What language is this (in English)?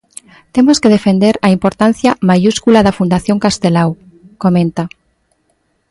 Galician